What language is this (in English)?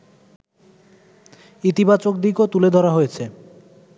Bangla